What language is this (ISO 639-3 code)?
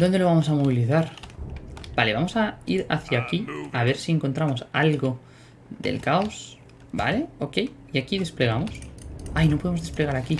spa